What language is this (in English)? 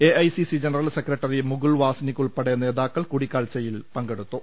Malayalam